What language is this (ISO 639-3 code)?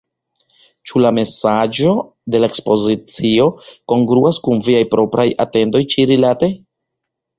epo